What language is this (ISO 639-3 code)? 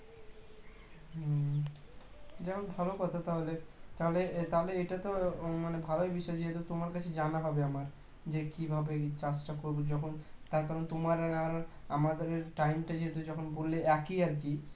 ben